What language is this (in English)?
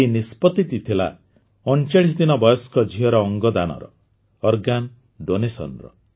Odia